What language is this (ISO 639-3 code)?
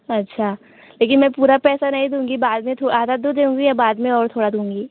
hin